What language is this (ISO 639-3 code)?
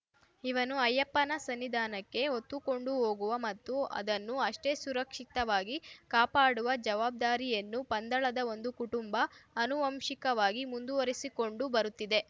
kan